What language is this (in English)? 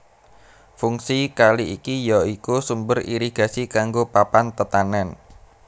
Javanese